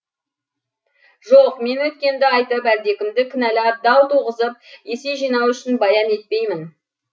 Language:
Kazakh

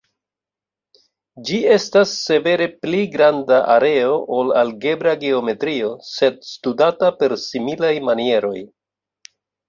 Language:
Esperanto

